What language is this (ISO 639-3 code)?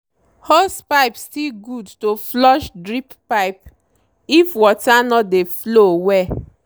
pcm